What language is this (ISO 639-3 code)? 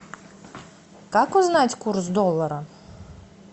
rus